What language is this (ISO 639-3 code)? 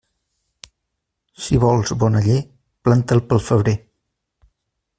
cat